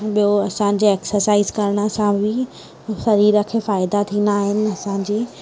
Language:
Sindhi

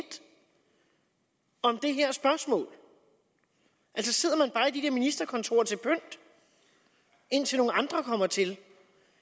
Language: Danish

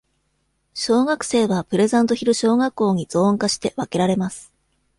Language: Japanese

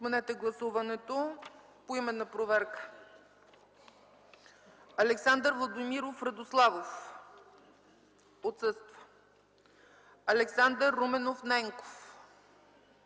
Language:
Bulgarian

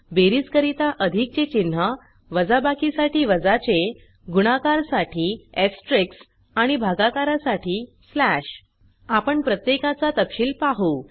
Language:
Marathi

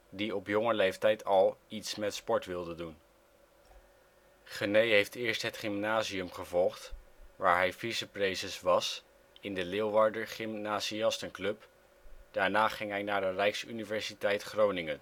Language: Dutch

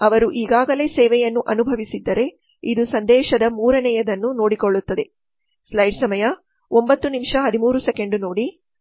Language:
Kannada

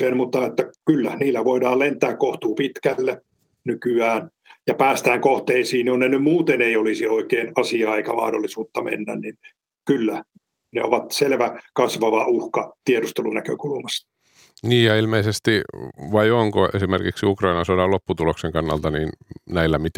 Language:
Finnish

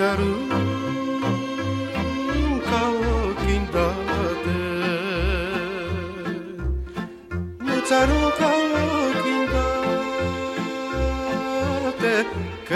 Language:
Romanian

